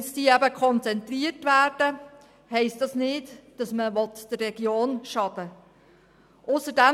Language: Swiss German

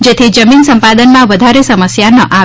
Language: Gujarati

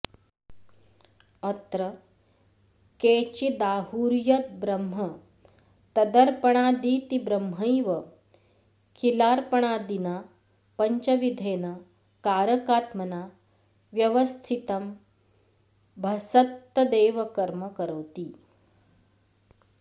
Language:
Sanskrit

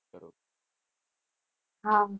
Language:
Gujarati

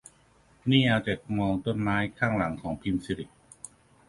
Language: Thai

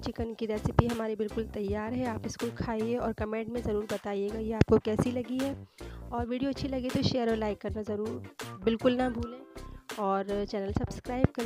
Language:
Hindi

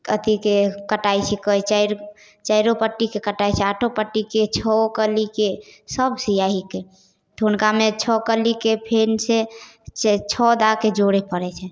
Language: Maithili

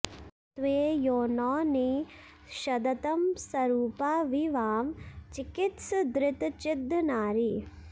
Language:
Sanskrit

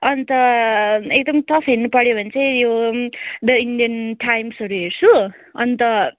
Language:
Nepali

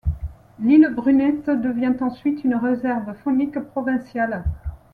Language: French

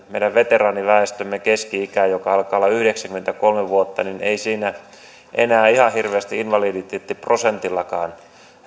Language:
Finnish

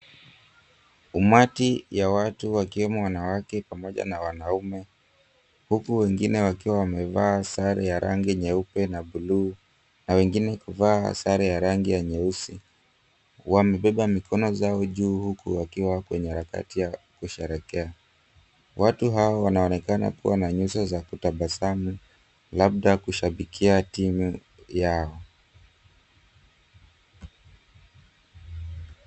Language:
Swahili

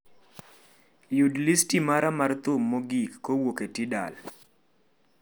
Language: Luo (Kenya and Tanzania)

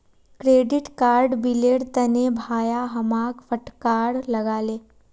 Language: Magahi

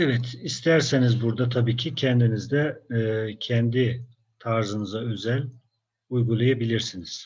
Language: Turkish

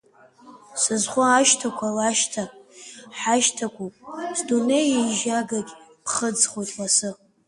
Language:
Abkhazian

